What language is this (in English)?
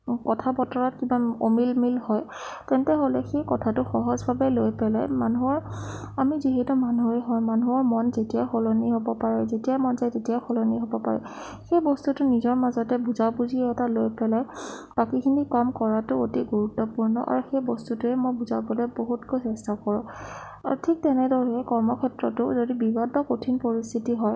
Assamese